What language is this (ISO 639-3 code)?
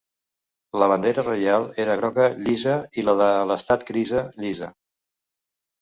cat